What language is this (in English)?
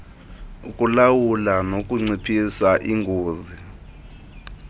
Xhosa